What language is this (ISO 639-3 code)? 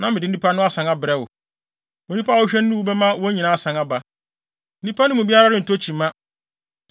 aka